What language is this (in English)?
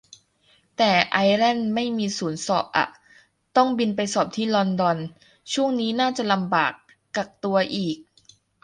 Thai